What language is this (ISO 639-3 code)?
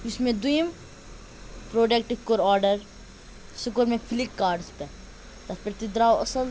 kas